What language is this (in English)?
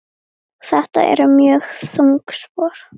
Icelandic